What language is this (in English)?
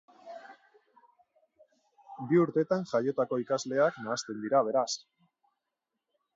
Basque